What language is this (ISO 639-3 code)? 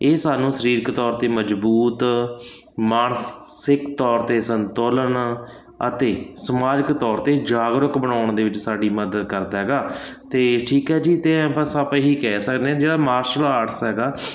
pan